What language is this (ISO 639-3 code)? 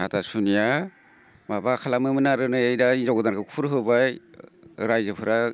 brx